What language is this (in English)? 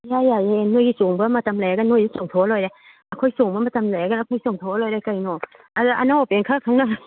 Manipuri